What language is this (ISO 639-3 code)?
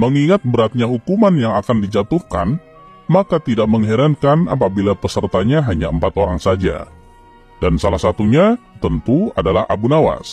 ind